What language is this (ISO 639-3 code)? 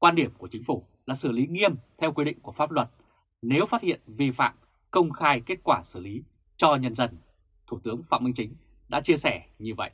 vie